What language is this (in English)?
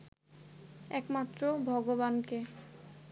Bangla